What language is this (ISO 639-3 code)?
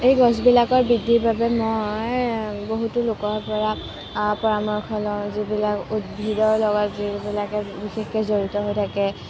asm